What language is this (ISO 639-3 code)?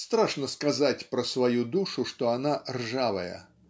rus